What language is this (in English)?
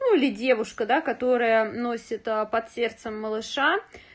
Russian